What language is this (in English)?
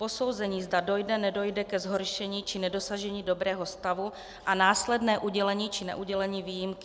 Czech